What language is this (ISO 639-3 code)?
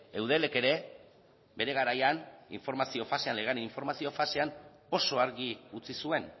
eus